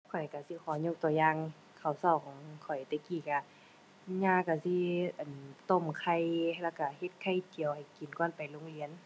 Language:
Thai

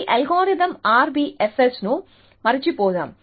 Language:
Telugu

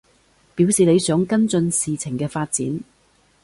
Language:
Cantonese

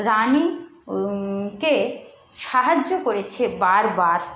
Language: Bangla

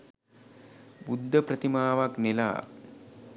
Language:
Sinhala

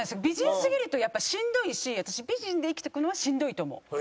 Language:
Japanese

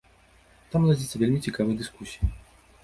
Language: Belarusian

